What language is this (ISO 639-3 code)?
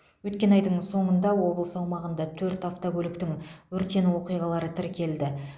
kaz